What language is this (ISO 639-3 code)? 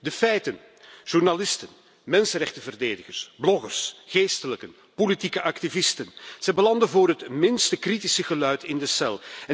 nld